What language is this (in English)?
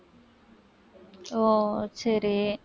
Tamil